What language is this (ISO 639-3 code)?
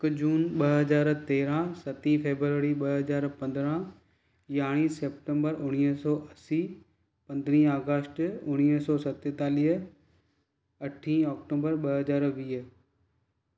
snd